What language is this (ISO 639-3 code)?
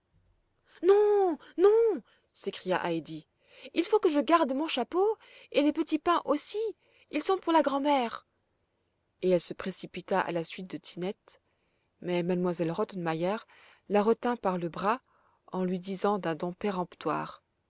fra